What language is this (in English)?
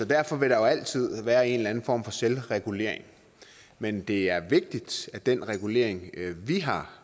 Danish